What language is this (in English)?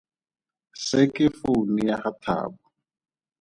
Tswana